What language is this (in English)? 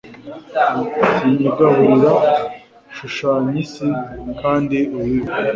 Kinyarwanda